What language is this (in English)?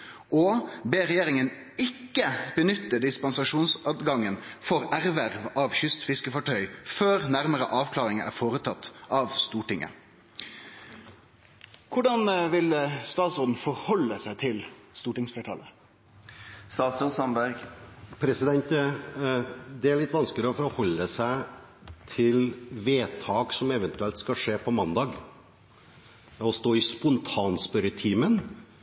Norwegian